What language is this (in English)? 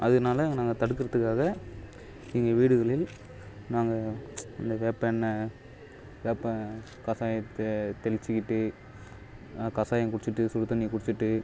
Tamil